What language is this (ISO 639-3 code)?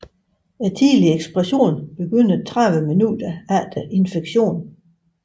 dan